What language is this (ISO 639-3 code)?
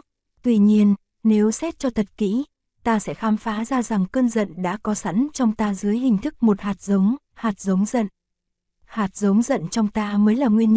vie